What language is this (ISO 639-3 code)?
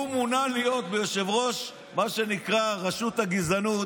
heb